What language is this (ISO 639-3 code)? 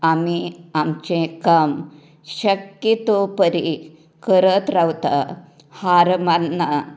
kok